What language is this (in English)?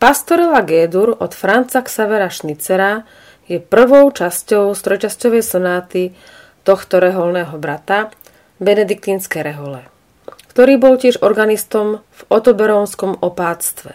Slovak